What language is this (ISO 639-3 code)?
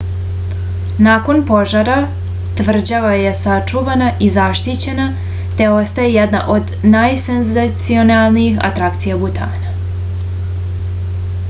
srp